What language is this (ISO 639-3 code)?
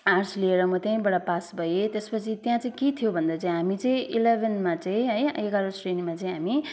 nep